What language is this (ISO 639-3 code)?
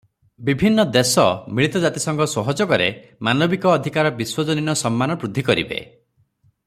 ori